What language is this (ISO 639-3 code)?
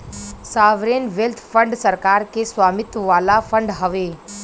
bho